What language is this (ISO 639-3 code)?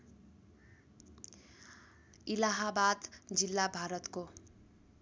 nep